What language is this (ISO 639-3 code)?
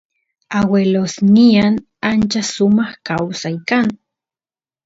qus